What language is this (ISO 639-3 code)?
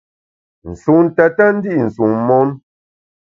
bax